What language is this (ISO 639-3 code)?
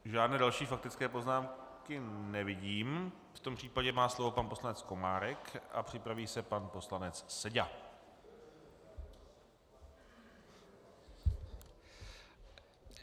ces